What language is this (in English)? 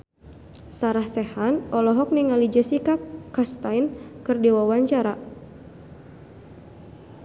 Sundanese